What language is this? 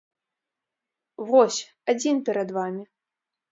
Belarusian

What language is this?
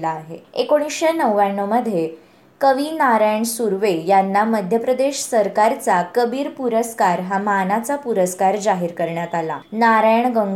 Marathi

